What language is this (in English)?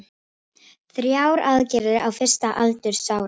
Icelandic